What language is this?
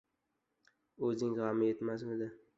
Uzbek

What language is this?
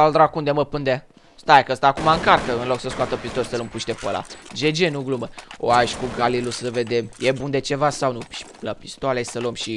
Romanian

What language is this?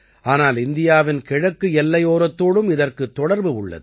Tamil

